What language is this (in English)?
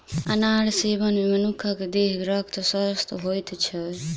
Maithili